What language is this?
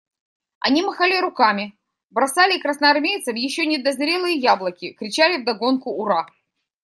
Russian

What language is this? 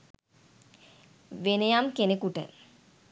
Sinhala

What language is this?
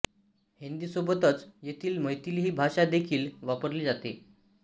Marathi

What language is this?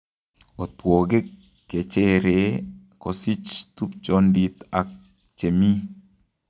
Kalenjin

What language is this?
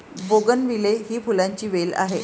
Marathi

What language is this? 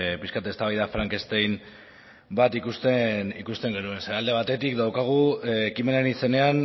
Basque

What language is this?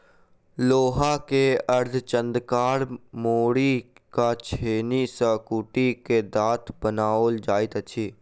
Maithili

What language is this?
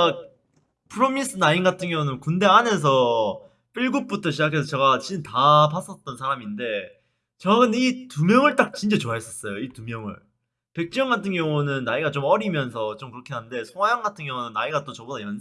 Korean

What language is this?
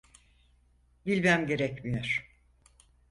Turkish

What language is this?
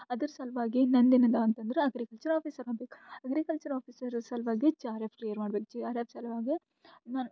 Kannada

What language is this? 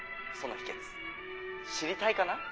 Japanese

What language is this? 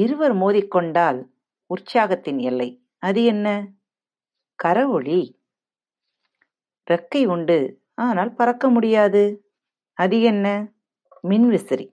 Tamil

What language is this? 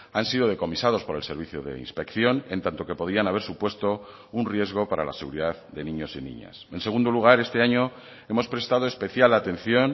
Spanish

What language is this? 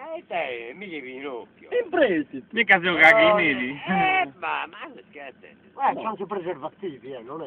Italian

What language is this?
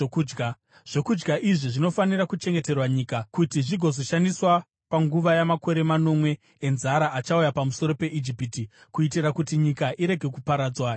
Shona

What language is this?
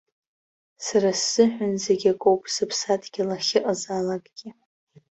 Abkhazian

